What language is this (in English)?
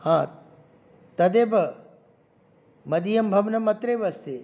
Sanskrit